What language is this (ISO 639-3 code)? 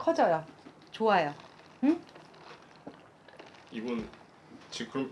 kor